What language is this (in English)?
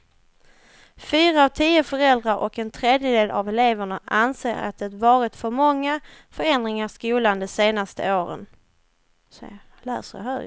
Swedish